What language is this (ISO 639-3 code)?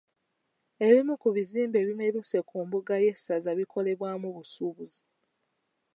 lug